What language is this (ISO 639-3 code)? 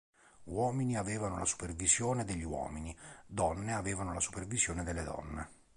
ita